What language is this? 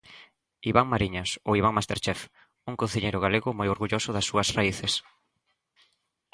Galician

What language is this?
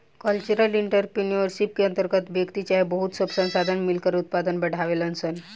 Bhojpuri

